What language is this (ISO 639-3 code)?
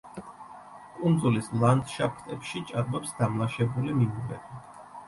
kat